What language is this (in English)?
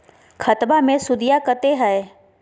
Magahi